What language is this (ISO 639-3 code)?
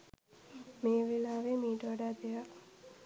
sin